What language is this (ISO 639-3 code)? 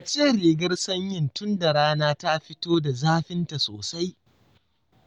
hau